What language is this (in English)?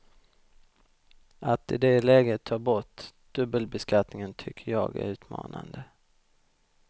Swedish